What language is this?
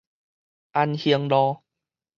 Min Nan Chinese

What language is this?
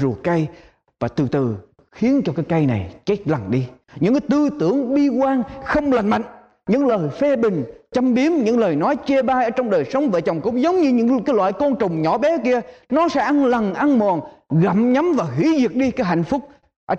Vietnamese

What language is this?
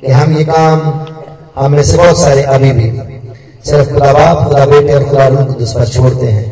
Hindi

